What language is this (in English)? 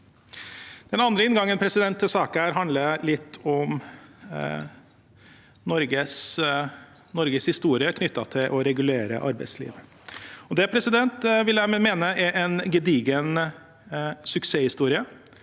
Norwegian